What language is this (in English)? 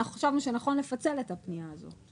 Hebrew